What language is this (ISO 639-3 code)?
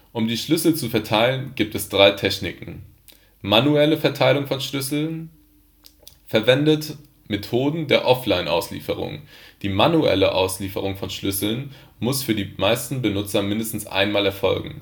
deu